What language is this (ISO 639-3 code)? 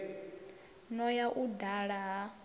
ven